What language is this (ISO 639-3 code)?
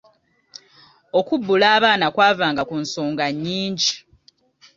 lug